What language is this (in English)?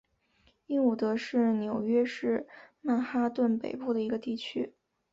Chinese